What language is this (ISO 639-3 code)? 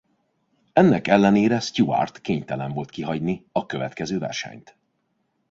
hun